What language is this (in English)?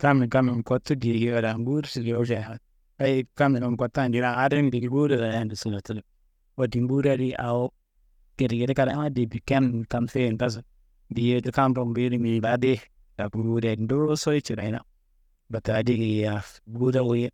Kanembu